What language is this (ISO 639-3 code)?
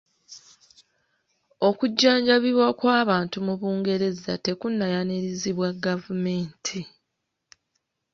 lug